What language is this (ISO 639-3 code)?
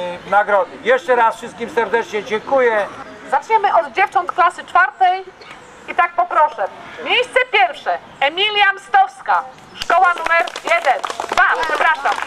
pol